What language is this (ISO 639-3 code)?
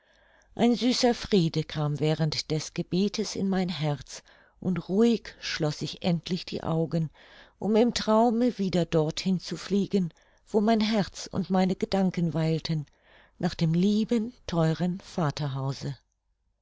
deu